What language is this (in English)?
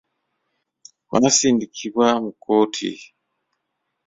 Ganda